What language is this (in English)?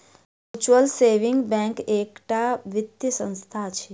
Maithili